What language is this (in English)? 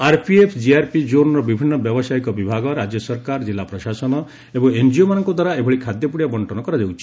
Odia